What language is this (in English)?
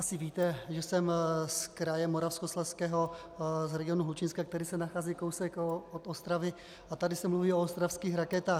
Czech